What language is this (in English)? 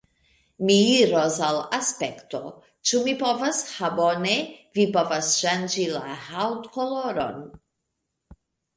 Esperanto